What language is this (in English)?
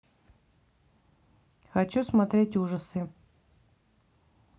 Russian